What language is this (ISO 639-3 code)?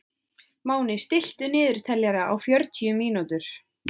isl